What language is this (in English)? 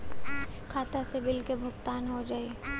Bhojpuri